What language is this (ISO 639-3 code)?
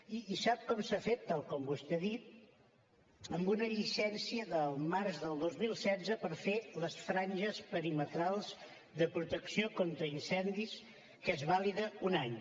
cat